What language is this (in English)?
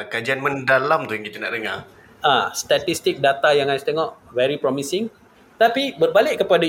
Malay